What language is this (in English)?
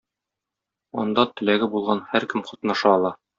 Tatar